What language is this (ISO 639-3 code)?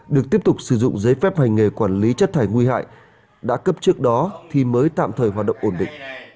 vie